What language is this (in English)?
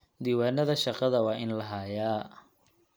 Somali